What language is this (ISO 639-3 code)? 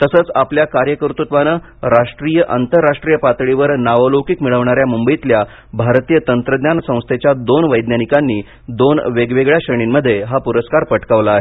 mar